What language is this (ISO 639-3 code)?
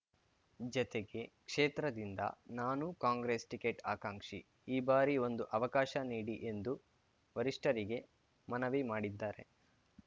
kan